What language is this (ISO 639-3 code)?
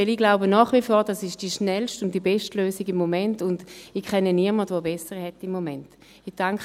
gsw